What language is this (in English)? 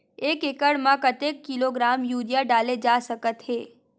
Chhattisgarhi